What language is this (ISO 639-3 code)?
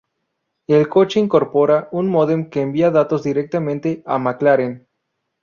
spa